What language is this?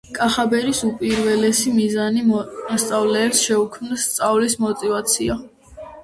Georgian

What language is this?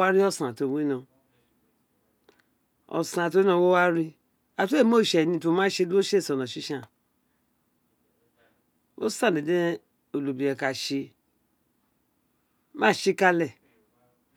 Isekiri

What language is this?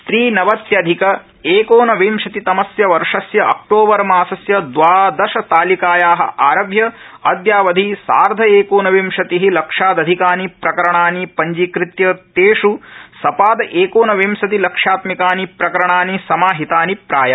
Sanskrit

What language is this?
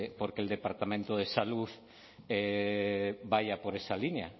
Spanish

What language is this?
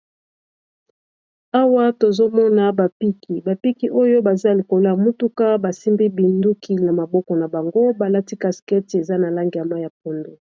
Lingala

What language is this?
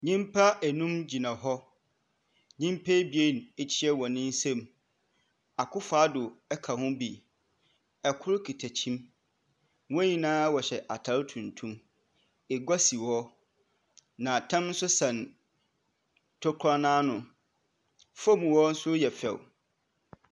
Akan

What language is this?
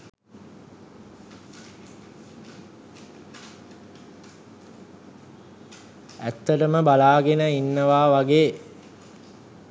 Sinhala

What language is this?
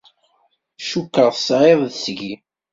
Kabyle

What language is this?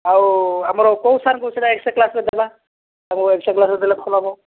Odia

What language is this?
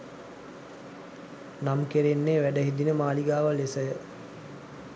Sinhala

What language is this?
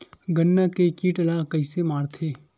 Chhattisgarhi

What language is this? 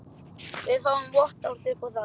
Icelandic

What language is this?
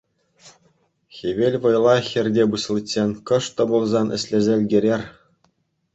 Chuvash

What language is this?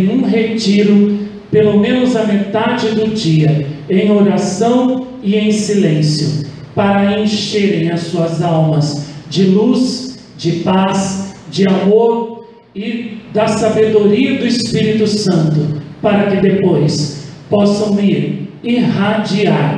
Portuguese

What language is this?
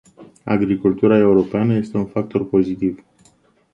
Romanian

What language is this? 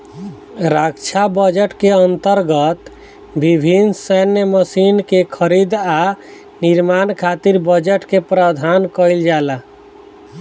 Bhojpuri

